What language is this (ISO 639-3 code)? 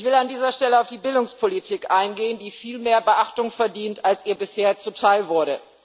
deu